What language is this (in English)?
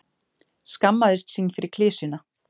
Icelandic